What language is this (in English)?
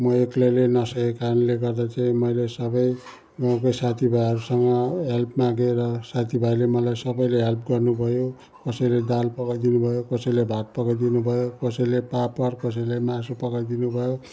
Nepali